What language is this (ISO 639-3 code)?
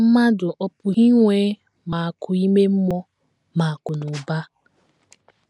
ibo